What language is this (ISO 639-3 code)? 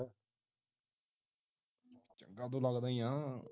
pan